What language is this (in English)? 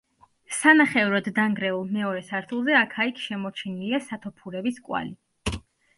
Georgian